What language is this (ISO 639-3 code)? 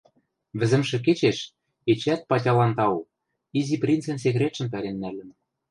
mrj